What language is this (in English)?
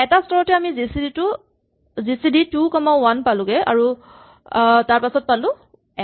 Assamese